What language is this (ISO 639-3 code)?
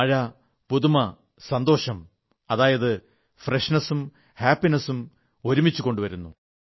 mal